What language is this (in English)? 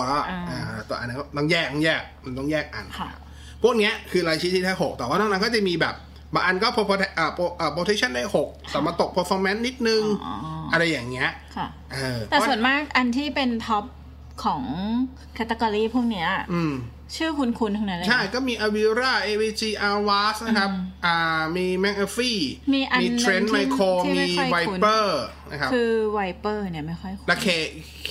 Thai